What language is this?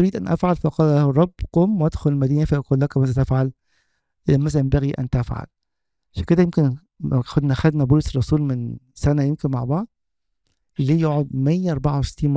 Arabic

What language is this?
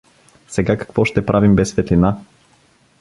Bulgarian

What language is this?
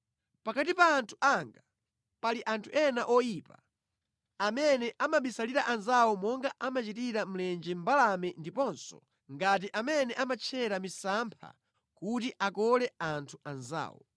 Nyanja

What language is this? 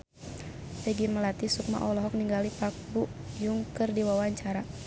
Sundanese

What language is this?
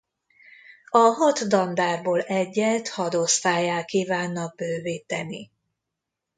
Hungarian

